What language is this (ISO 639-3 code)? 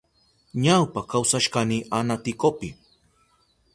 qup